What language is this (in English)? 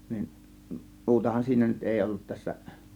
Finnish